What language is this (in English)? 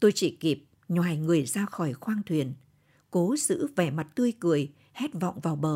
Vietnamese